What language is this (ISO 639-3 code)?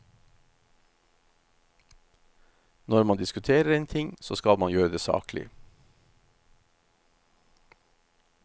nor